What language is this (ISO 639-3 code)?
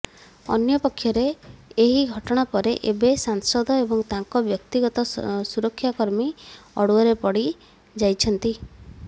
ori